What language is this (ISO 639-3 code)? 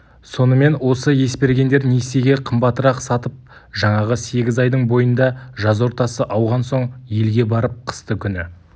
kaz